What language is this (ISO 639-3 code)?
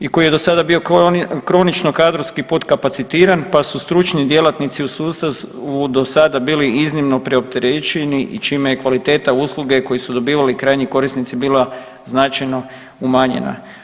hrv